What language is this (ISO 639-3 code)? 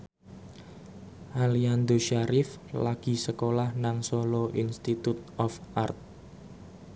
jav